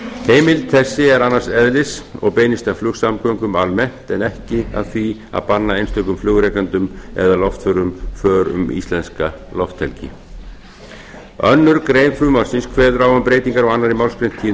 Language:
Icelandic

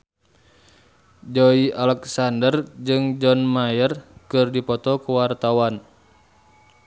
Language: Sundanese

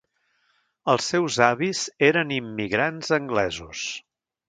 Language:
Catalan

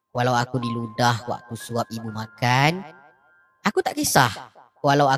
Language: Malay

